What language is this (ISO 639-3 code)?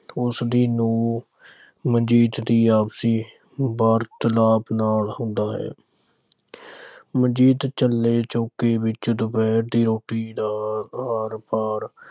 pan